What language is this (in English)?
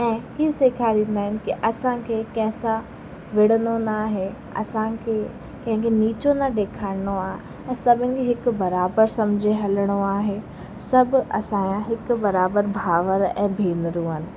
Sindhi